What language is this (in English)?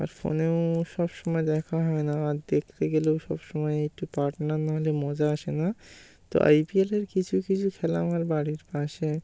Bangla